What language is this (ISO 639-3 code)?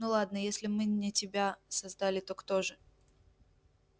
rus